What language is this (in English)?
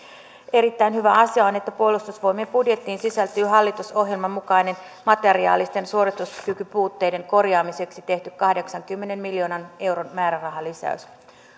Finnish